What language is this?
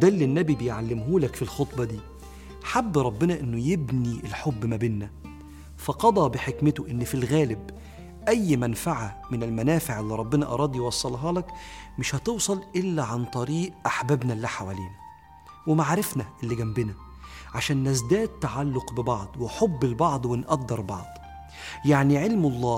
Arabic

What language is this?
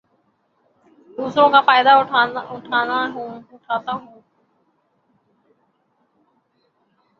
Urdu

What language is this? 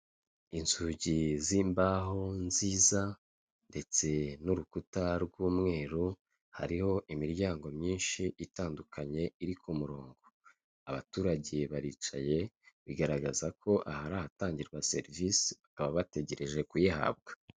Kinyarwanda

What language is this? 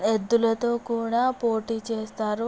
Telugu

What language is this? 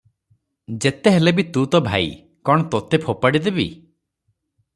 Odia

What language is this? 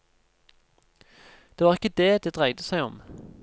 Norwegian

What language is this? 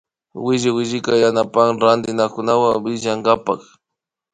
Imbabura Highland Quichua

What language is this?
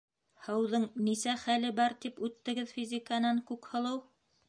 Bashkir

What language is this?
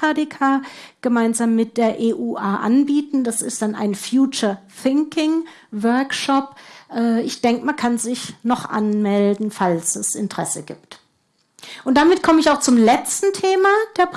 German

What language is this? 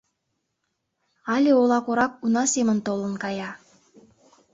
Mari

